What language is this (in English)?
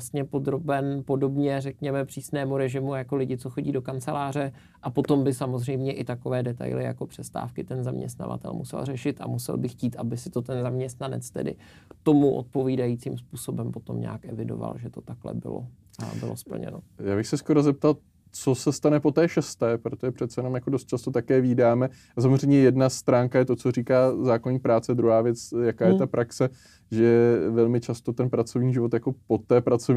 Czech